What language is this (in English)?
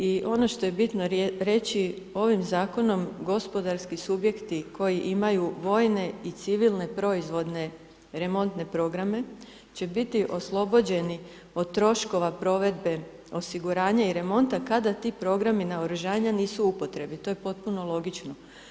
Croatian